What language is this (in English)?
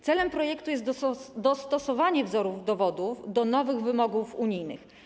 Polish